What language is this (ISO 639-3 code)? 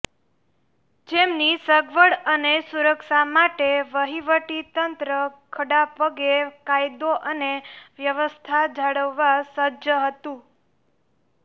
guj